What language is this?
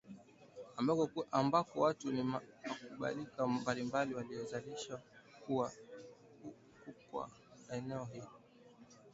Swahili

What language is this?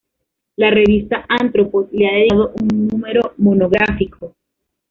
Spanish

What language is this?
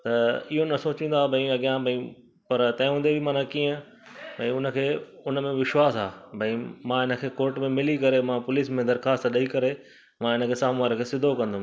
Sindhi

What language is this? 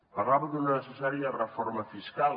Catalan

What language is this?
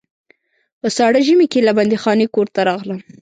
Pashto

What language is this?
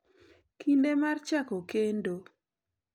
Luo (Kenya and Tanzania)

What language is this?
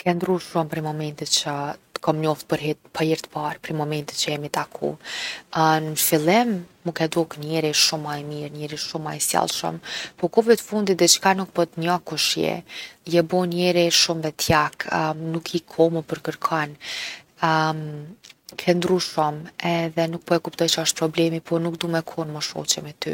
Gheg Albanian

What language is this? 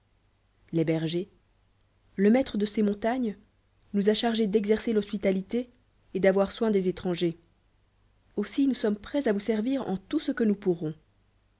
French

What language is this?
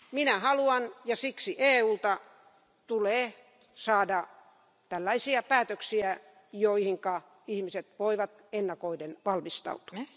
Finnish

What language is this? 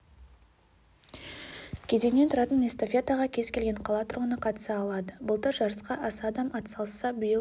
Kazakh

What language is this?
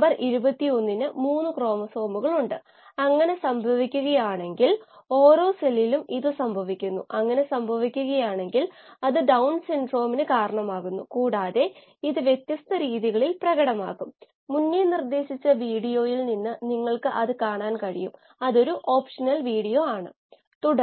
Malayalam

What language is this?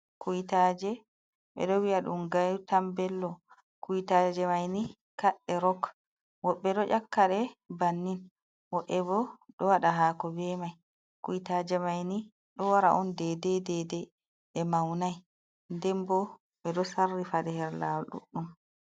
Fula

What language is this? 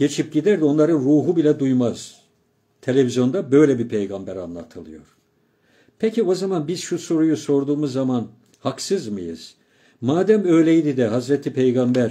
Turkish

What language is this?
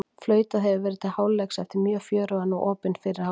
Icelandic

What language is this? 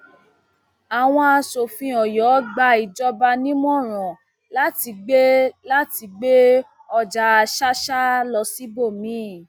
Yoruba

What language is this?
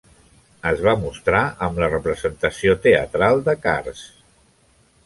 Catalan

